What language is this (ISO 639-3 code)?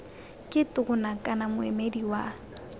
tsn